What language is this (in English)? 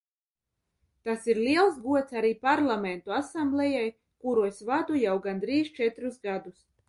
Latvian